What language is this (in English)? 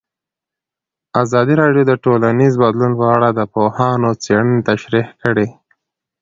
Pashto